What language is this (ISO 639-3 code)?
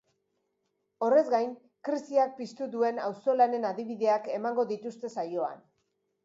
eus